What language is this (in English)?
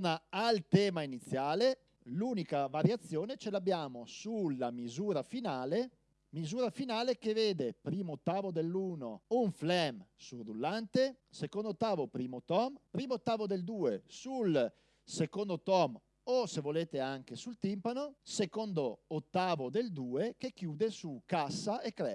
Italian